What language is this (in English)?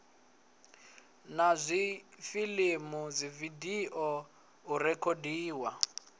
Venda